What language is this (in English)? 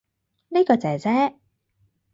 Cantonese